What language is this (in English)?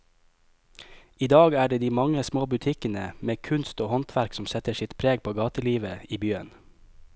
Norwegian